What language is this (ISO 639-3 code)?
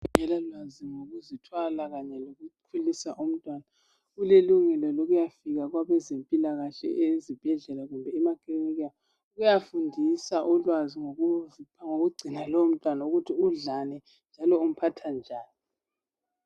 nde